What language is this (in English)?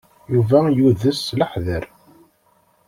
Kabyle